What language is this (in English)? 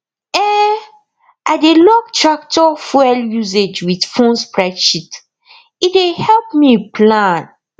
Nigerian Pidgin